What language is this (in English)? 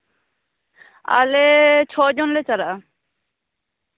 Santali